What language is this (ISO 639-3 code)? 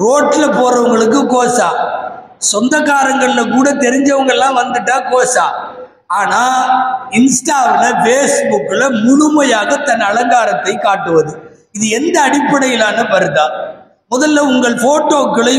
ara